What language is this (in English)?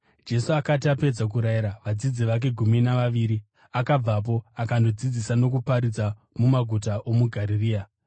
Shona